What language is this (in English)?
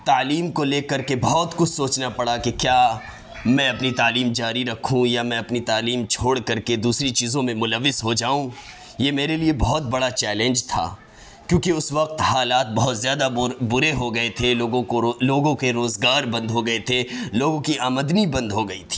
Urdu